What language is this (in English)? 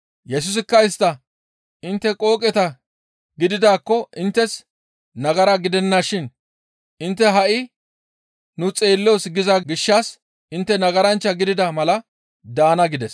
Gamo